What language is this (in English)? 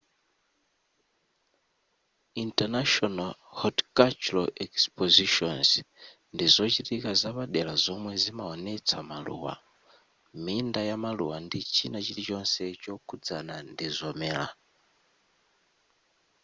Nyanja